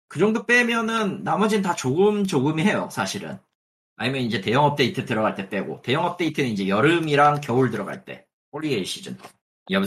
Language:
Korean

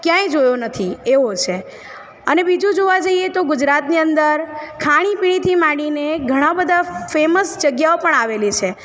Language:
Gujarati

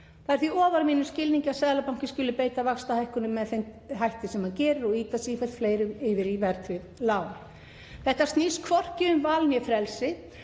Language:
Icelandic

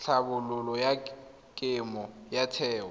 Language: Tswana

